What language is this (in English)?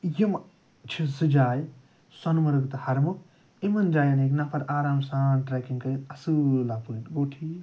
Kashmiri